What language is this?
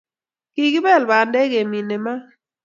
Kalenjin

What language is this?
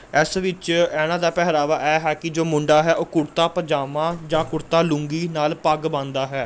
Punjabi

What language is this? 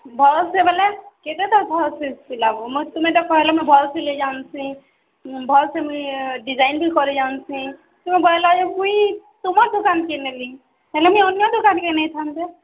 Odia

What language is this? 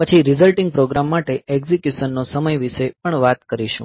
Gujarati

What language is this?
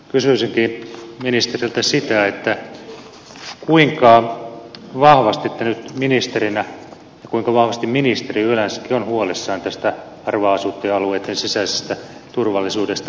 Finnish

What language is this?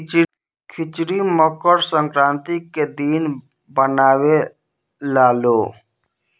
Bhojpuri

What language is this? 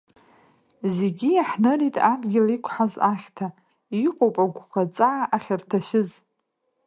Abkhazian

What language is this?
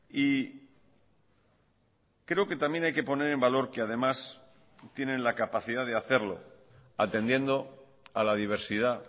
Spanish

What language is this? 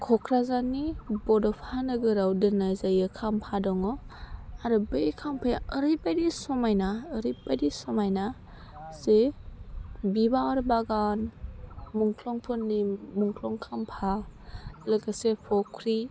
Bodo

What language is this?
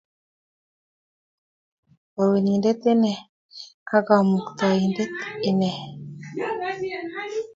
Kalenjin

